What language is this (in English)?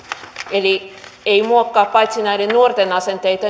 Finnish